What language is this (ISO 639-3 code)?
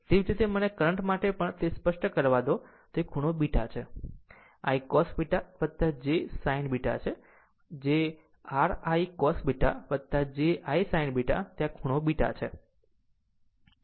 guj